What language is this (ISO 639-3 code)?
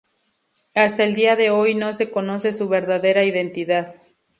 spa